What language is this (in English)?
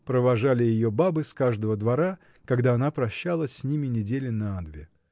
Russian